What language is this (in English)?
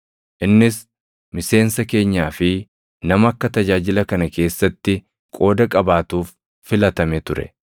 Oromo